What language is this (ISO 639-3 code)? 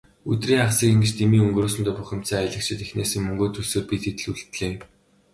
mon